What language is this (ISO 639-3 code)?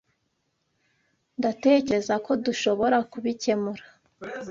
kin